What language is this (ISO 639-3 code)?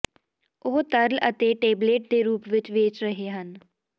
pan